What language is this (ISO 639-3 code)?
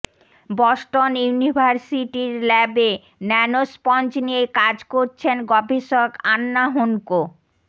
ben